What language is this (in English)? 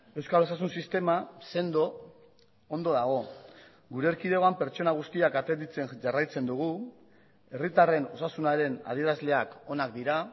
Basque